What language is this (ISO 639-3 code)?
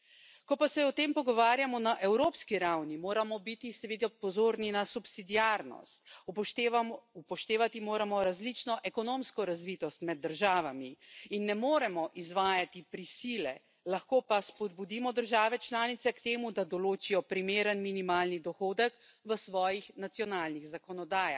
slv